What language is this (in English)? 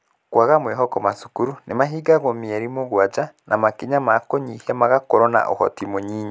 Kikuyu